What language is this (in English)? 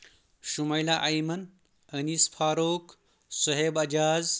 Kashmiri